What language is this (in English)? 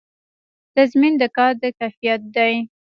Pashto